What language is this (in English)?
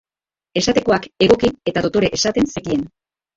Basque